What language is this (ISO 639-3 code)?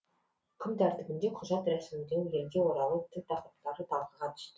kaz